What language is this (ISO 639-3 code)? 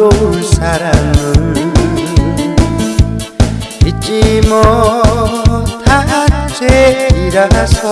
kor